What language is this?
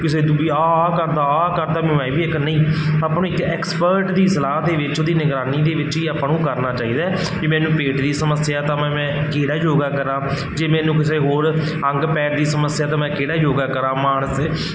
Punjabi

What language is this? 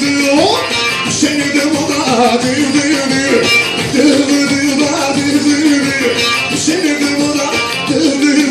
Arabic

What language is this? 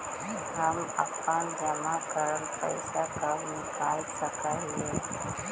Magahi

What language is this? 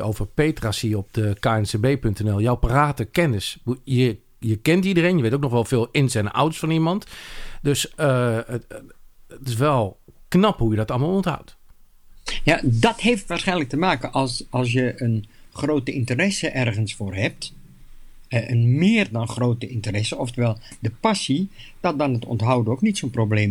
Dutch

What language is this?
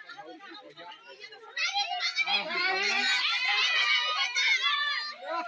Indonesian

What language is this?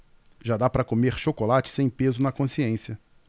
Portuguese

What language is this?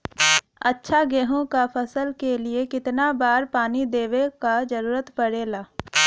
Bhojpuri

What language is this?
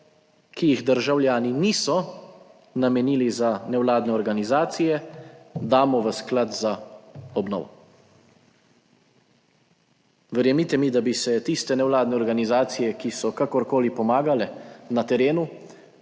Slovenian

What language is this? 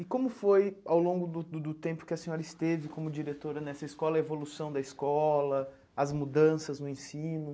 Portuguese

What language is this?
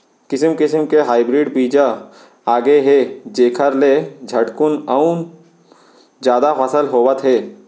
Chhattisgarhi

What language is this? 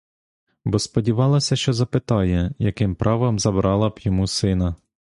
Ukrainian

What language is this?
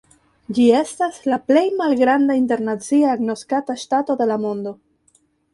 Esperanto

